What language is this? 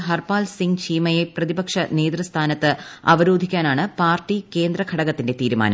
Malayalam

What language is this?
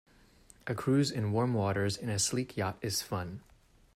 English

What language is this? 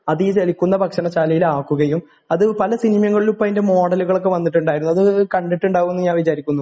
Malayalam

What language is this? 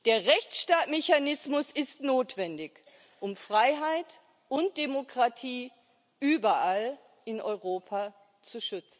German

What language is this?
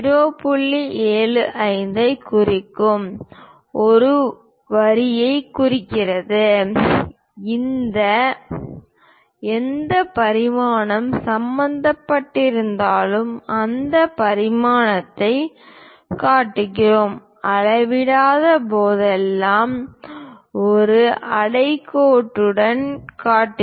Tamil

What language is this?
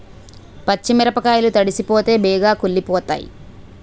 Telugu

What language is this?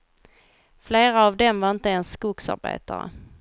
Swedish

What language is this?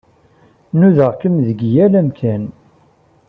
Kabyle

